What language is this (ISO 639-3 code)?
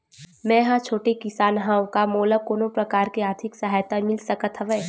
hne